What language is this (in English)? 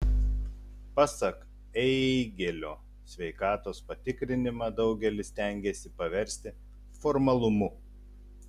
Lithuanian